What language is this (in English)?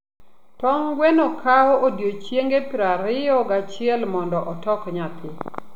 Luo (Kenya and Tanzania)